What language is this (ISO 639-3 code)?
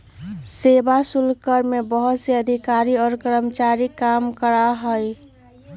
mag